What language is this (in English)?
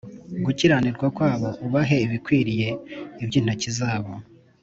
Kinyarwanda